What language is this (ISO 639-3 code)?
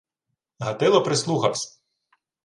ukr